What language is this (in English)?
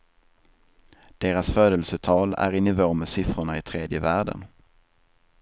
Swedish